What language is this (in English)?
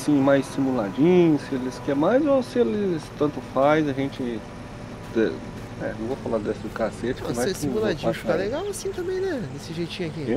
Portuguese